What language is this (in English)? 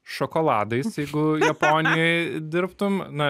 Lithuanian